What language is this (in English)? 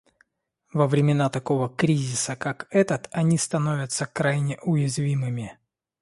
Russian